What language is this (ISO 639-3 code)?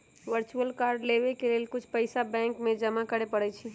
mag